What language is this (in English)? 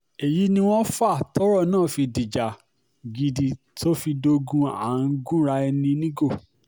Yoruba